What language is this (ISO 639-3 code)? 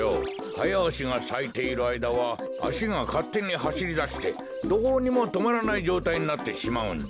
jpn